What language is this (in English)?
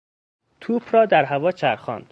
Persian